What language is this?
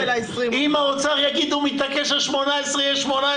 Hebrew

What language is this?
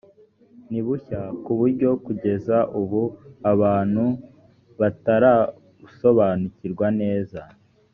Kinyarwanda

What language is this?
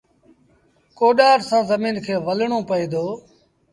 Sindhi Bhil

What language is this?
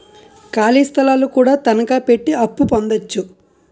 Telugu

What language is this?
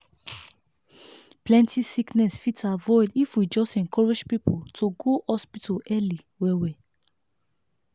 Nigerian Pidgin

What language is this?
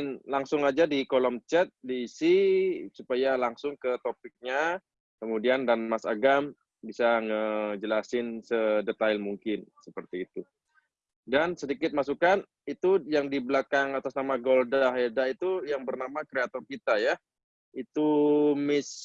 Indonesian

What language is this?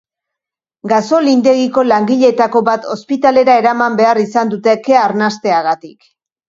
Basque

